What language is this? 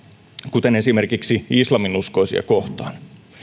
Finnish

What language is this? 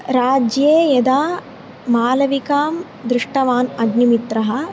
Sanskrit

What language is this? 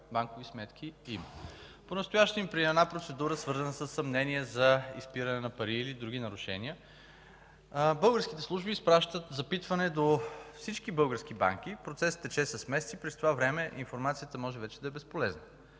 Bulgarian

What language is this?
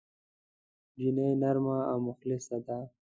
Pashto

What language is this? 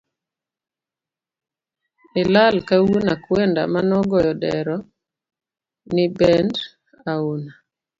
Luo (Kenya and Tanzania)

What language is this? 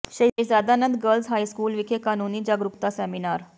Punjabi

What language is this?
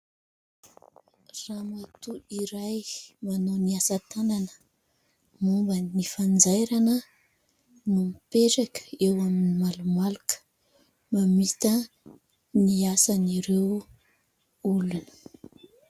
Malagasy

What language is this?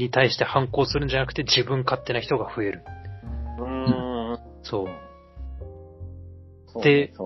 Japanese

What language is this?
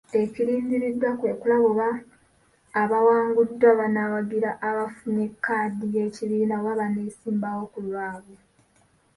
Ganda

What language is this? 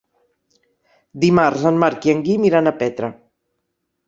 Catalan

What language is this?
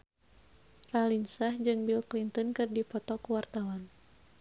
Sundanese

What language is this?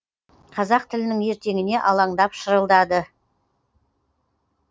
Kazakh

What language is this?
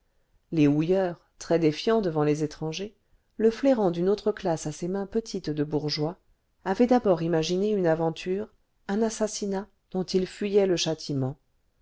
French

